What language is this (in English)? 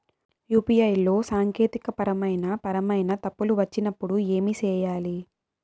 Telugu